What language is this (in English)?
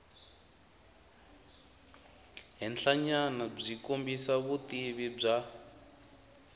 Tsonga